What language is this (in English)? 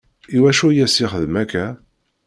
Kabyle